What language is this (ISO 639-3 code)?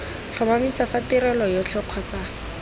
tsn